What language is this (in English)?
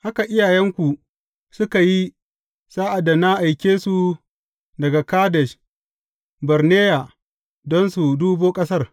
Hausa